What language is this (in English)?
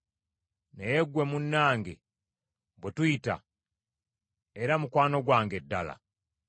Ganda